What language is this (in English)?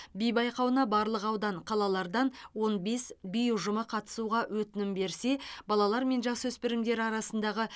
Kazakh